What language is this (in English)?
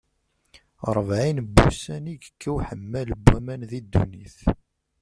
Kabyle